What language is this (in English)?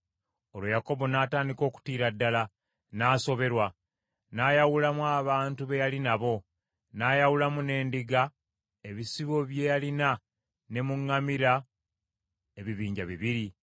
Ganda